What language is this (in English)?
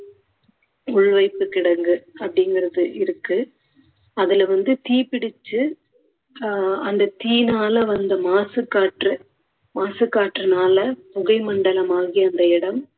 Tamil